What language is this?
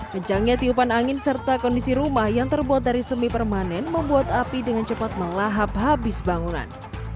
Indonesian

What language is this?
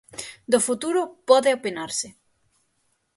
Galician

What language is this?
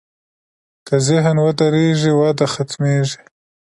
Pashto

